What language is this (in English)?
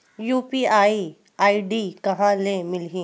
Chhattisgarhi